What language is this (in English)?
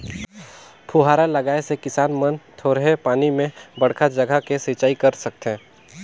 Chhattisgarhi